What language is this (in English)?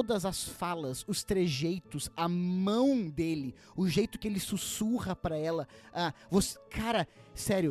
Portuguese